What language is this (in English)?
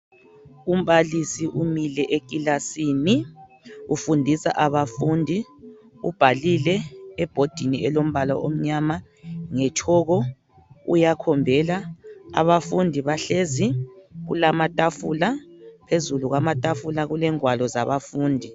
North Ndebele